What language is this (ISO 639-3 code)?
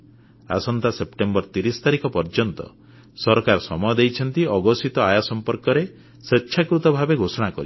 ori